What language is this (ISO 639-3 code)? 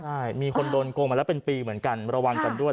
tha